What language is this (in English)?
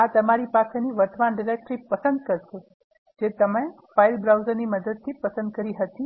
Gujarati